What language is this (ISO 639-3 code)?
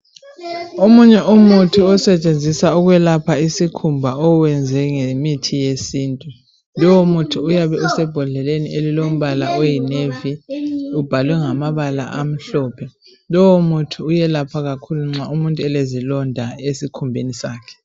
nde